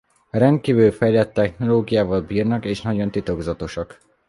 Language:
Hungarian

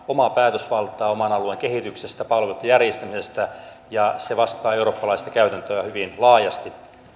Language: Finnish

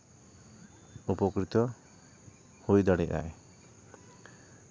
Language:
Santali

